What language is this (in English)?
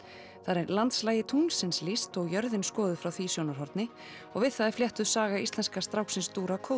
Icelandic